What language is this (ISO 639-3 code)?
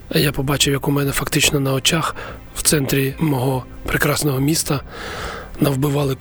ukr